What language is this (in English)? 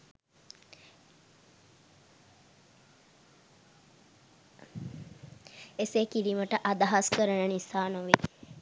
Sinhala